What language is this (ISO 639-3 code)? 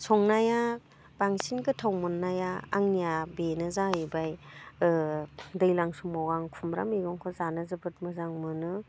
brx